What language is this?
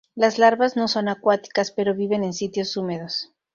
Spanish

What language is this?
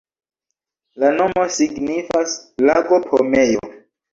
Esperanto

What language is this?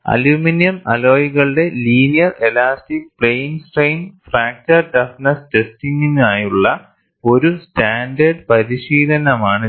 Malayalam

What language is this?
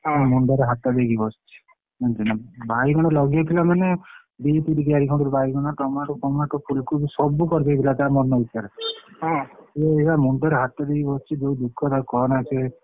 Odia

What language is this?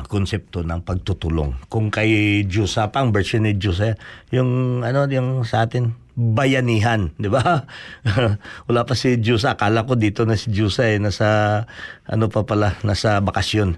Filipino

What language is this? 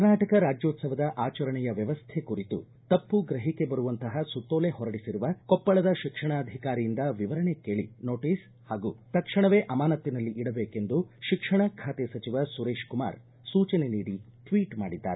Kannada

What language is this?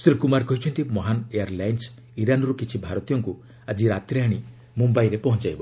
Odia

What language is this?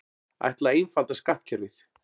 Icelandic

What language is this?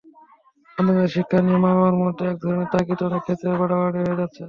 Bangla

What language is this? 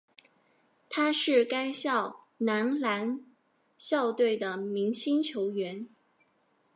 Chinese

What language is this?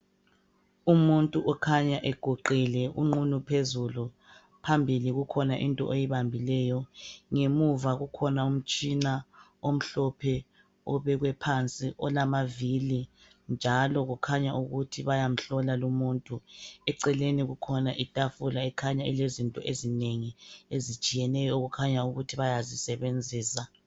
North Ndebele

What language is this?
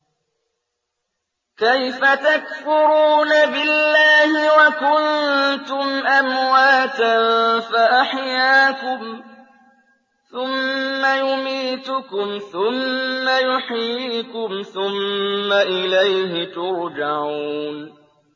Arabic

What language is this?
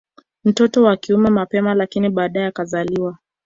Swahili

